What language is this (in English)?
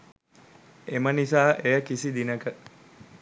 Sinhala